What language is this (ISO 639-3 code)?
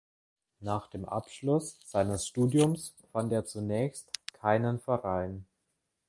deu